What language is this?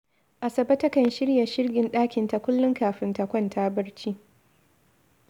Hausa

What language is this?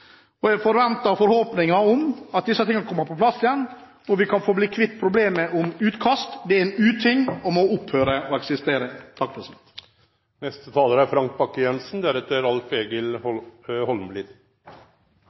Norwegian Bokmål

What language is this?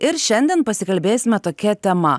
Lithuanian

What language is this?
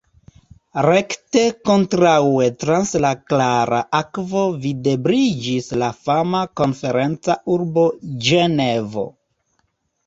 Esperanto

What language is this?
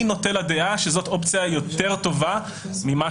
Hebrew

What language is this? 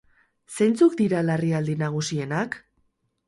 Basque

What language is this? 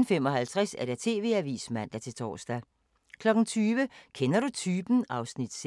Danish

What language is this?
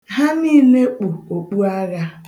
Igbo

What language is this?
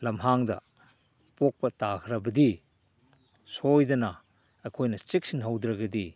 Manipuri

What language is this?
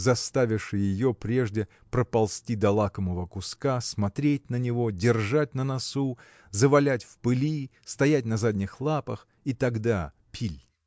Russian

